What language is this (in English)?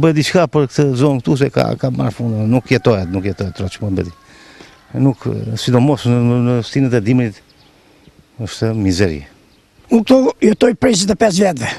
Dutch